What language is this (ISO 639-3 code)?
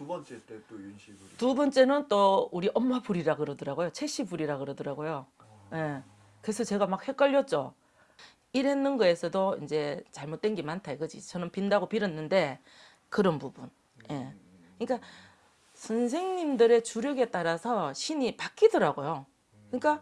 kor